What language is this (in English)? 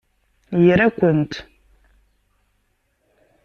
Kabyle